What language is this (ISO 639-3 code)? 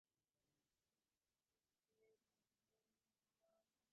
div